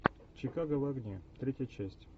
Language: Russian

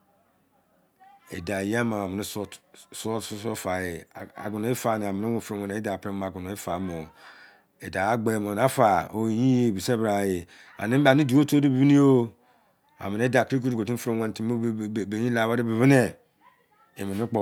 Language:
Izon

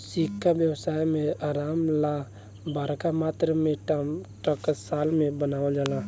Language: Bhojpuri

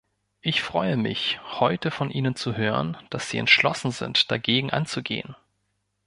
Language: German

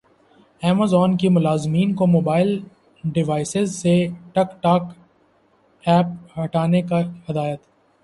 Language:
Urdu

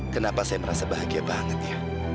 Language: Indonesian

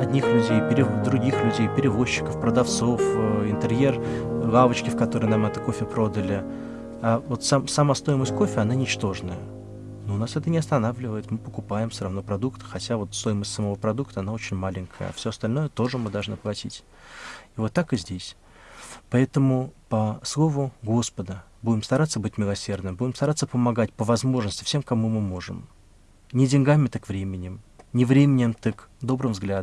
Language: Russian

